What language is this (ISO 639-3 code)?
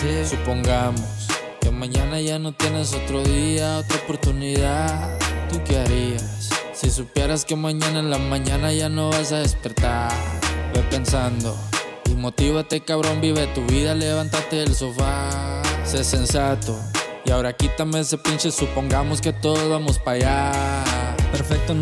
spa